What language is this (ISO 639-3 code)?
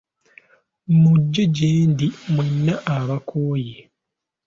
lug